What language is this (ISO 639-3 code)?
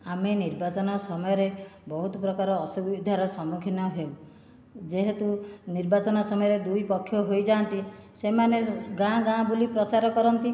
ori